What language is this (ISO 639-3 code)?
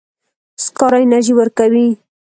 pus